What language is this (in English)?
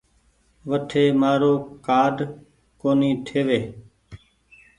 Goaria